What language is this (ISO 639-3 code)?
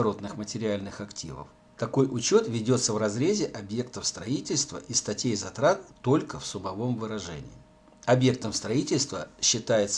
rus